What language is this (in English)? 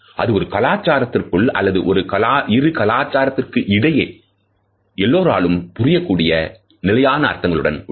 Tamil